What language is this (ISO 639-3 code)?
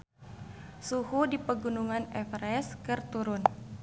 sun